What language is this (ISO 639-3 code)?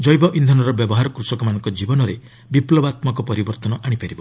ori